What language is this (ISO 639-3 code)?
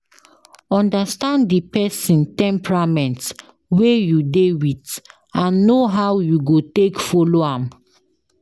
pcm